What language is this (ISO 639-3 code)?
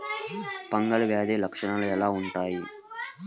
tel